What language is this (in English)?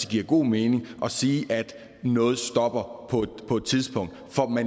Danish